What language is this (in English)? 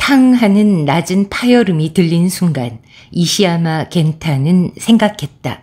Korean